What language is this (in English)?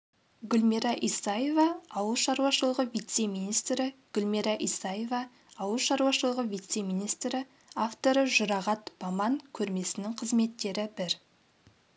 Kazakh